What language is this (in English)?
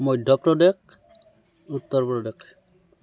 Assamese